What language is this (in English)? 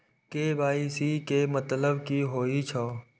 Maithili